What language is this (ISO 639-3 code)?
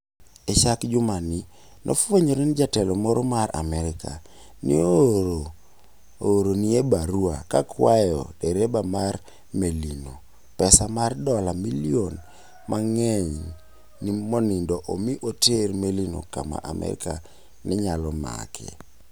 luo